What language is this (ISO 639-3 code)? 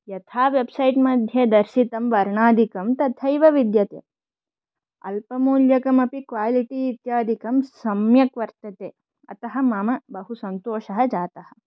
san